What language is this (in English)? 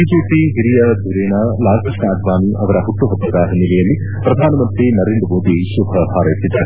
Kannada